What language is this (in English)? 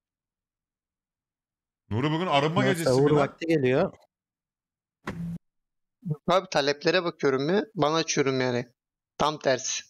Turkish